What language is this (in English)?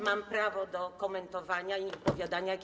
Polish